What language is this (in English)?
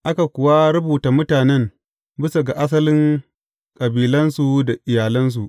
Hausa